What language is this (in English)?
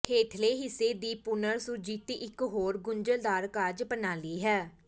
Punjabi